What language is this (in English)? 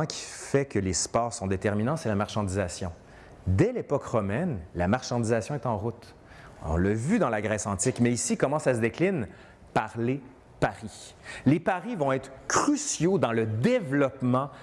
French